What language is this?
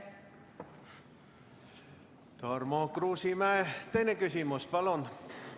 Estonian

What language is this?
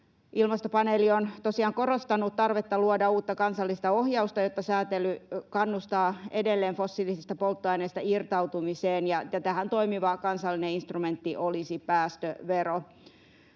Finnish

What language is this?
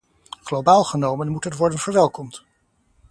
Dutch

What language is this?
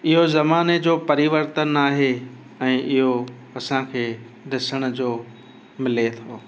Sindhi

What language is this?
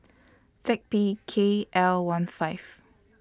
English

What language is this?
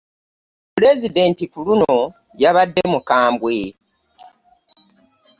Ganda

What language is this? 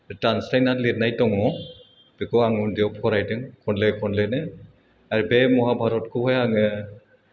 Bodo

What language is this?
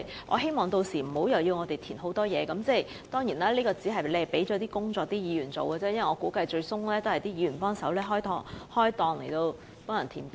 Cantonese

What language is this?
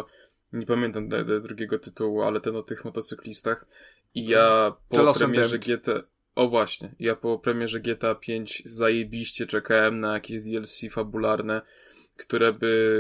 Polish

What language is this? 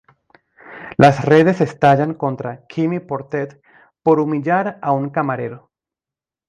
Spanish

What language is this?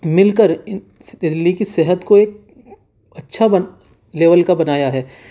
Urdu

